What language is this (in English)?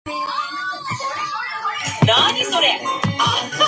Chinese